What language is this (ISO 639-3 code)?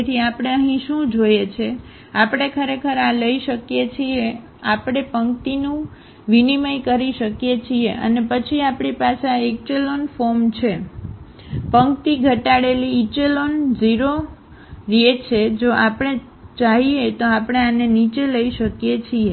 guj